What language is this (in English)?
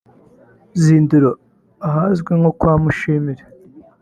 Kinyarwanda